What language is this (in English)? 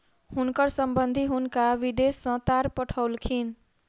Maithili